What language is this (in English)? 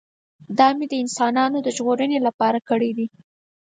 Pashto